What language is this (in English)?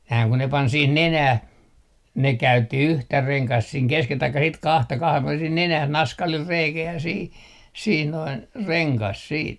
Finnish